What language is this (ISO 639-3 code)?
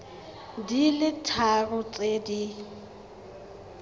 tsn